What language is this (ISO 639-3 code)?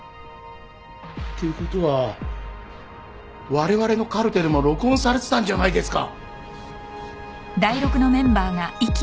jpn